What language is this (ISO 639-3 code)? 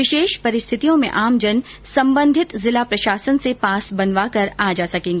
hin